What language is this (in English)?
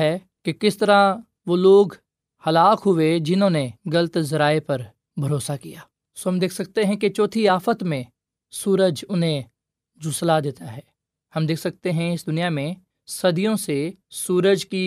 Urdu